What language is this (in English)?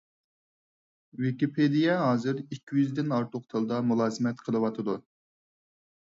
Uyghur